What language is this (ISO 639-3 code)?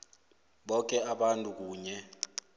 nbl